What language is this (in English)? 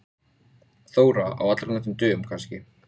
Icelandic